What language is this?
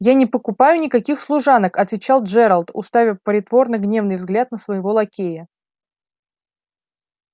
Russian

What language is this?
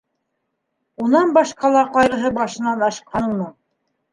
Bashkir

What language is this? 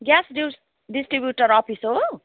Nepali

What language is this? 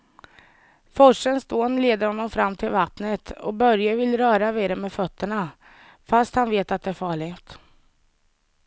Swedish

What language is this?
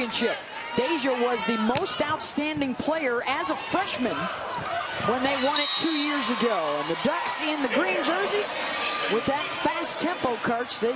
English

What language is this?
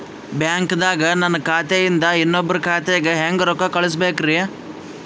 Kannada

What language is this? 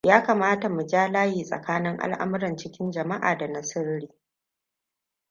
Hausa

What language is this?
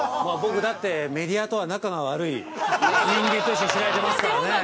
Japanese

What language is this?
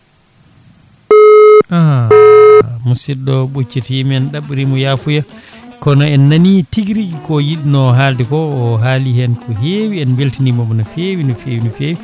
Fula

